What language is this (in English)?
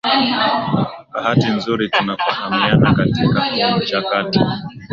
Swahili